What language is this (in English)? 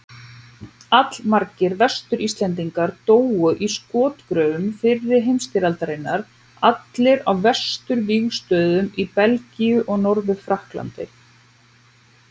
Icelandic